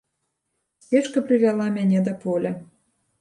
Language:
Belarusian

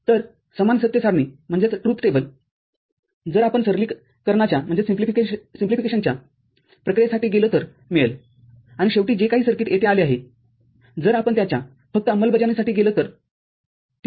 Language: Marathi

